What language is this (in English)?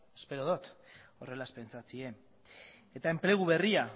Basque